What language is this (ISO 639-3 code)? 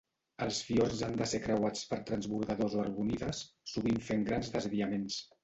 cat